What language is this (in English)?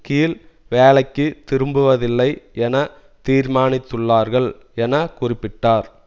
Tamil